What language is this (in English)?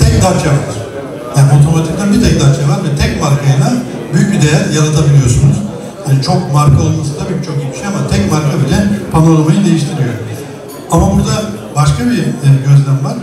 Turkish